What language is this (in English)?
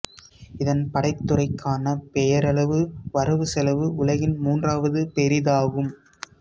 Tamil